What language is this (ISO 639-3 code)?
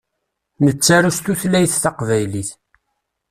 kab